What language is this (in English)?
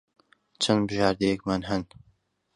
Central Kurdish